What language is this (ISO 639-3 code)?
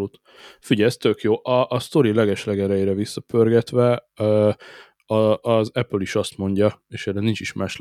hun